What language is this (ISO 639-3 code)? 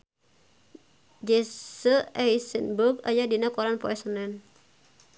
sun